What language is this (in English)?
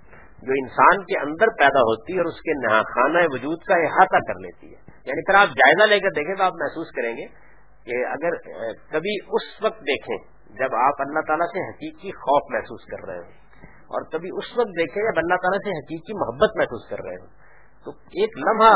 Urdu